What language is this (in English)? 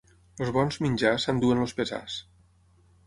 Catalan